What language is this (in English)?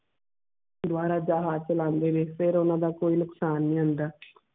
Punjabi